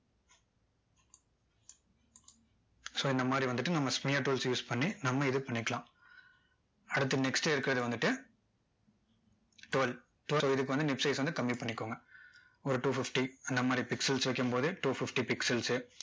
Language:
Tamil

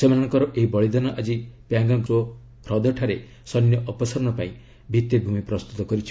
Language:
Odia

